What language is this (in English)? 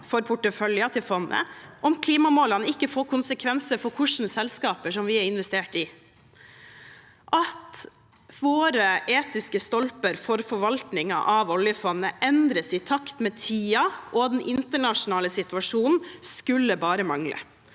Norwegian